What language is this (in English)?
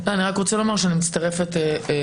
Hebrew